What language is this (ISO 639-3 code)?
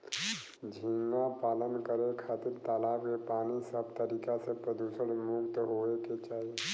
bho